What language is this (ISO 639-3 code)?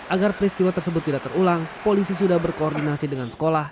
ind